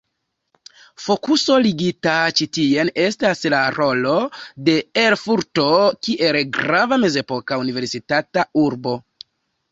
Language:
Esperanto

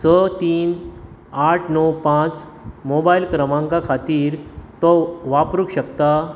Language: Konkani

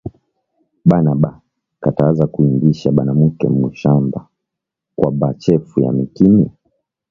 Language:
Swahili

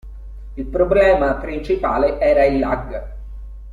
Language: Italian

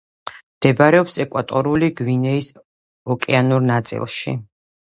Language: Georgian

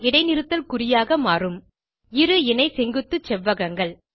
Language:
Tamil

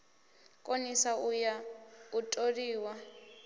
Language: Venda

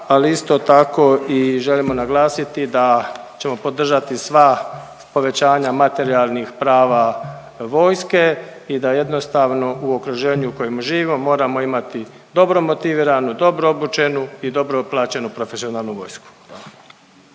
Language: Croatian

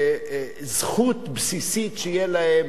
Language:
Hebrew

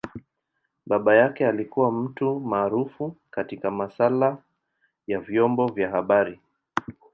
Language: Swahili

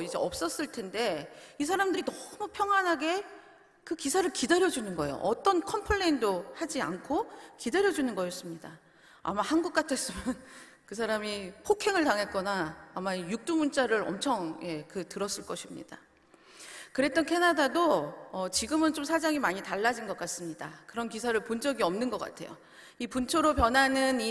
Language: Korean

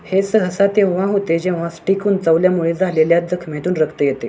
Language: Marathi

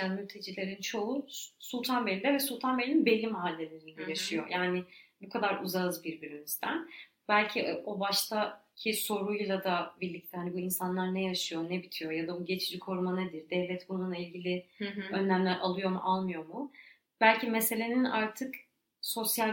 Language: Turkish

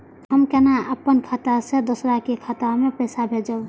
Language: Maithili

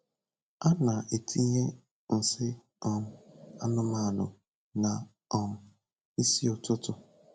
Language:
Igbo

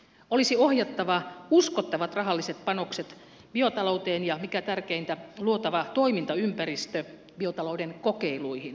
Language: Finnish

